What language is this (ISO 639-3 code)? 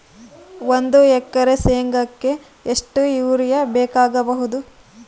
kan